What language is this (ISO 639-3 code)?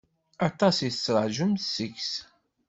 kab